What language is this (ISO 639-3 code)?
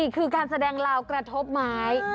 tha